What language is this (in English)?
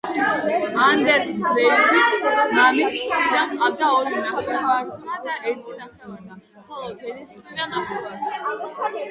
Georgian